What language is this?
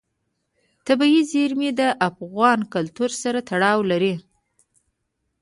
Pashto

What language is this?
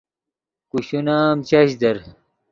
Yidgha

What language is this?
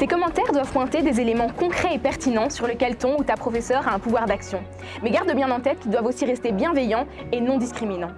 French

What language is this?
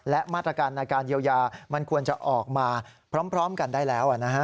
Thai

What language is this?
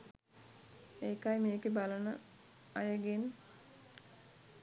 Sinhala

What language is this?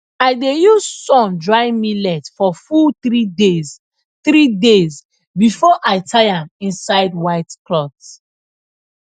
Nigerian Pidgin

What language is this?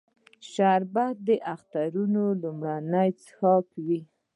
Pashto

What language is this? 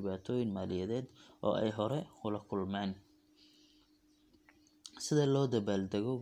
Somali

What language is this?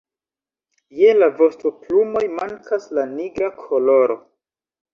Esperanto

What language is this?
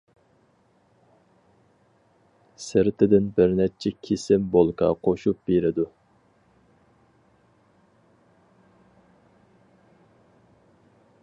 Uyghur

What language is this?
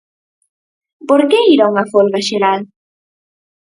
Galician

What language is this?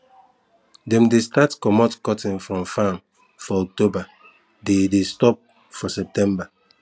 Nigerian Pidgin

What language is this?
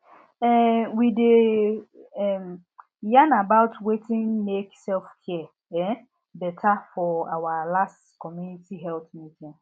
Nigerian Pidgin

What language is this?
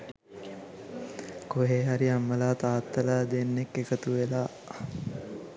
Sinhala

